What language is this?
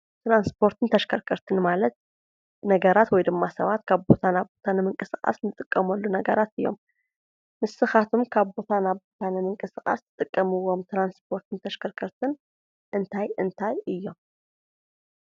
Tigrinya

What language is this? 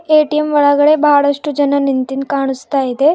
Kannada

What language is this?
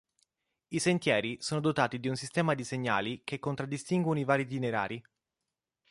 Italian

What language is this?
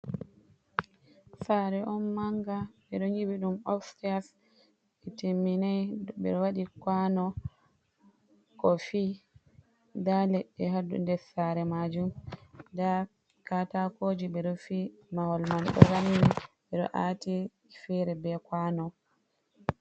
Fula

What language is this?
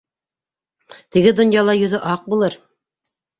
Bashkir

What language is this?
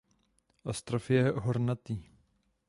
Czech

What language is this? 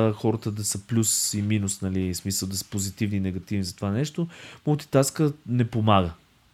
Bulgarian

